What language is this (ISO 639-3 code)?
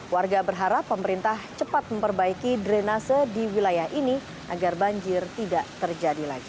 ind